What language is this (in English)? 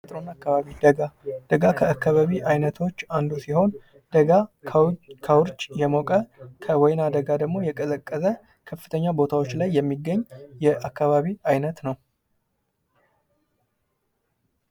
Amharic